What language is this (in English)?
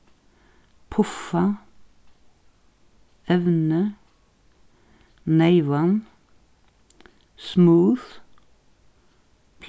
Faroese